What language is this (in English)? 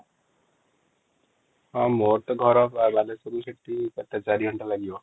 Odia